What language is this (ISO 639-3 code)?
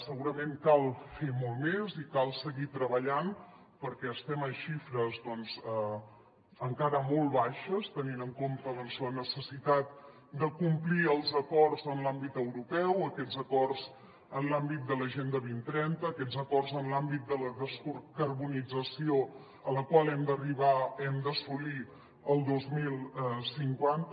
cat